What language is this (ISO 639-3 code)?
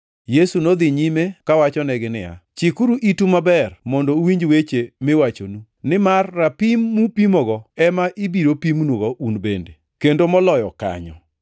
luo